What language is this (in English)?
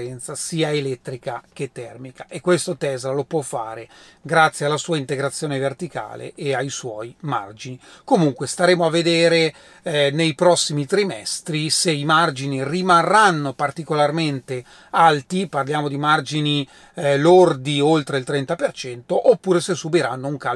Italian